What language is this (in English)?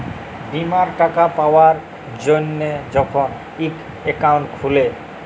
Bangla